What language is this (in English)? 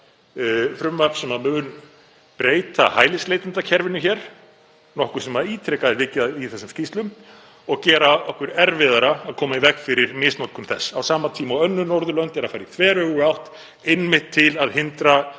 Icelandic